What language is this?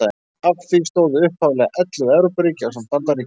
Icelandic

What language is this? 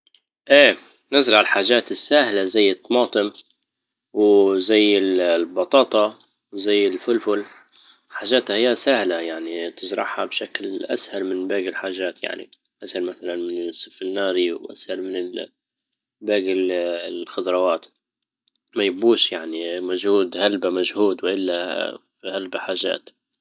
Libyan Arabic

